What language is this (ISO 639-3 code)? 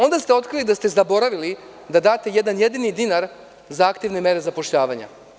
srp